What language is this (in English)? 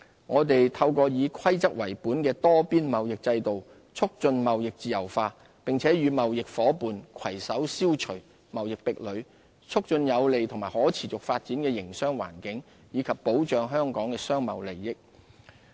Cantonese